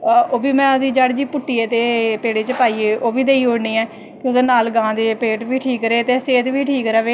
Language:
Dogri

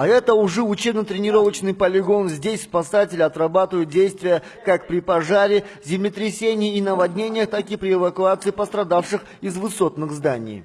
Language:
Russian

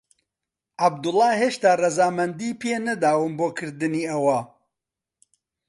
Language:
Central Kurdish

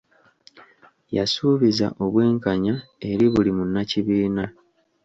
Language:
Ganda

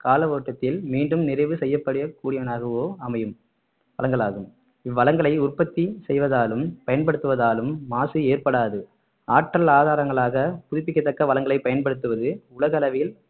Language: Tamil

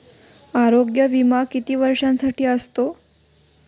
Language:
Marathi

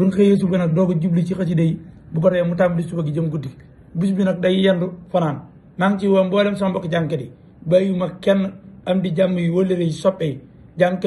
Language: Arabic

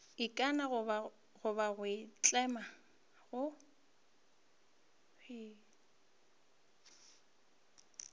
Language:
Northern Sotho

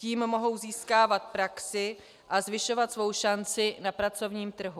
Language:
Czech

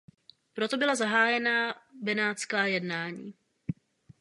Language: Czech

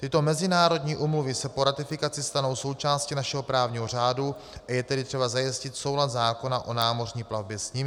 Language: Czech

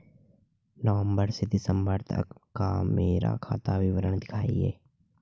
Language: Hindi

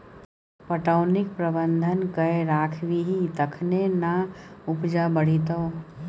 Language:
Maithili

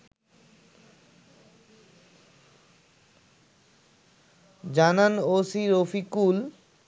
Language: Bangla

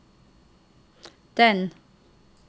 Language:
Norwegian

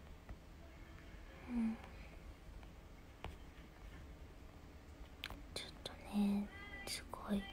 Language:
Japanese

